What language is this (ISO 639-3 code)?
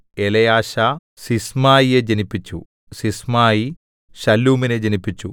mal